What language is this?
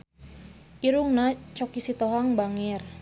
Sundanese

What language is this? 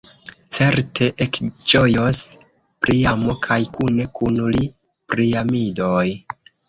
Esperanto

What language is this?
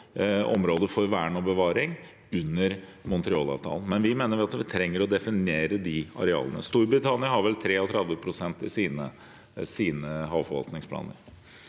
Norwegian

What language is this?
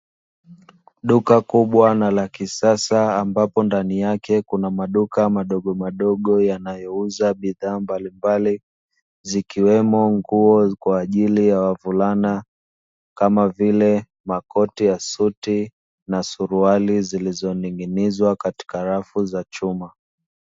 Swahili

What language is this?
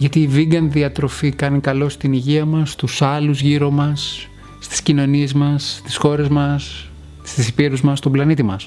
Greek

